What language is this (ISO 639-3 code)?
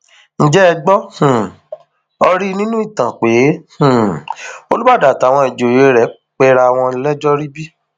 yor